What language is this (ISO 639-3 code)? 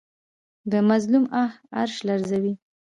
pus